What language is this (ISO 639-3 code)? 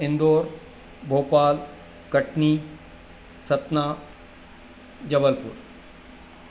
snd